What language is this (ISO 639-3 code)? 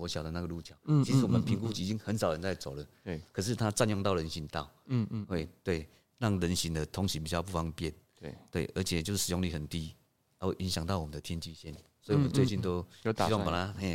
zho